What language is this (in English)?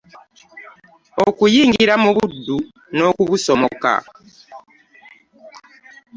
Ganda